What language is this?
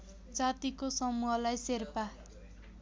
Nepali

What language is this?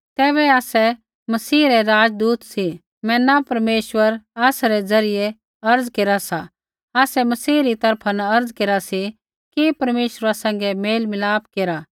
Kullu Pahari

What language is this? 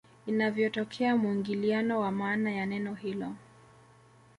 Swahili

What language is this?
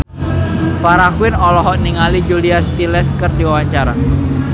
Sundanese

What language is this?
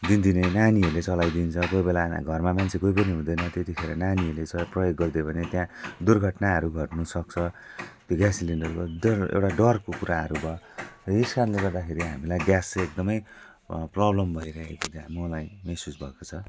Nepali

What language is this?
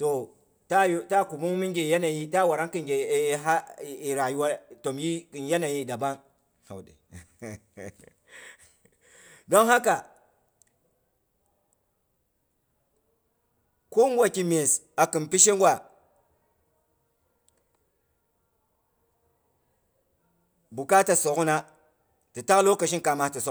Boghom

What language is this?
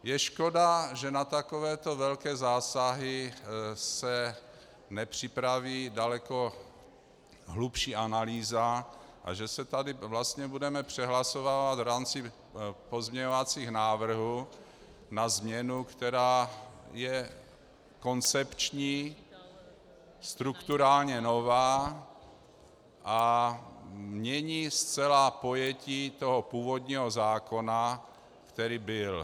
Czech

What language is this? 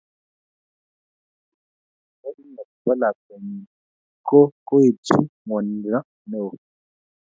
Kalenjin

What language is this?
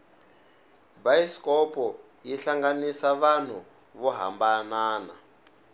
Tsonga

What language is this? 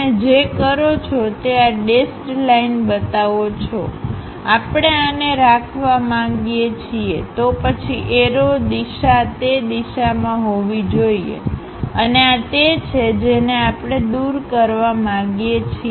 Gujarati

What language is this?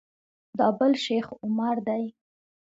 Pashto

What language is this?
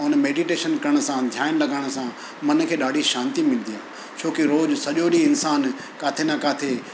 Sindhi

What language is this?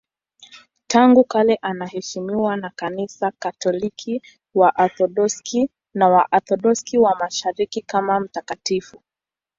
Swahili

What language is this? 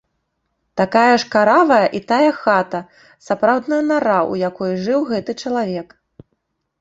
Belarusian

